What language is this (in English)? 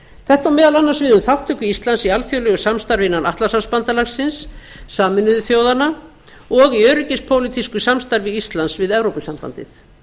Icelandic